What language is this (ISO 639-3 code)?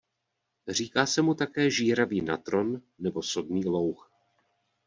ces